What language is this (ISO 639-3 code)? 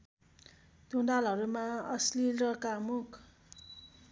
nep